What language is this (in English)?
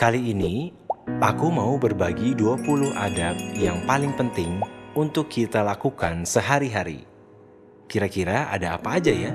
Indonesian